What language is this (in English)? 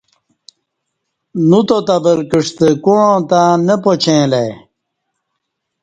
Kati